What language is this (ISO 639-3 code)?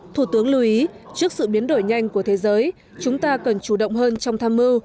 vie